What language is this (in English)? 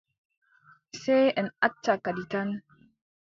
Adamawa Fulfulde